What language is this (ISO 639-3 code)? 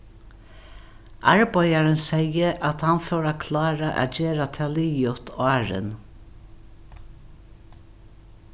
fao